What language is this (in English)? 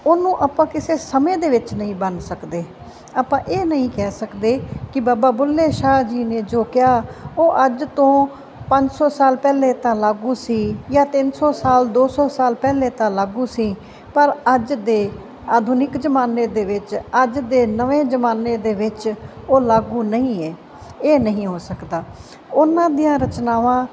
Punjabi